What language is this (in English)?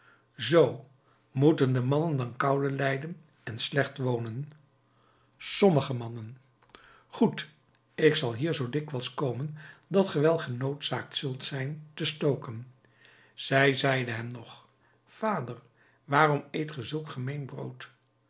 Dutch